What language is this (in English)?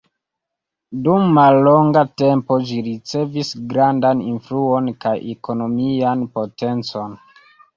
Esperanto